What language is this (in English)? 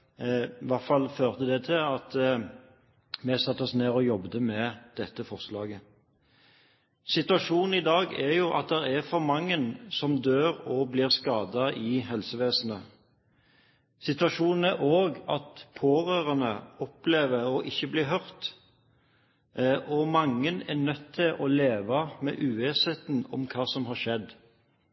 Norwegian Bokmål